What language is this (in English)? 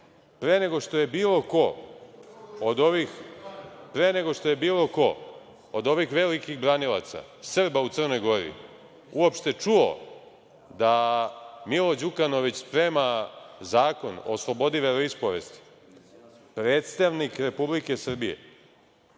Serbian